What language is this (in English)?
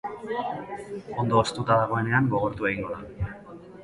Basque